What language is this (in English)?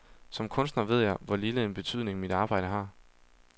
Danish